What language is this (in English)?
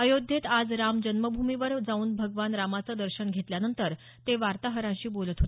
Marathi